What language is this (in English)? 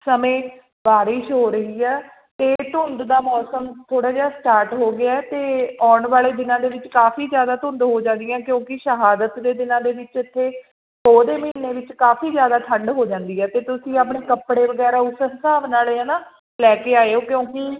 Punjabi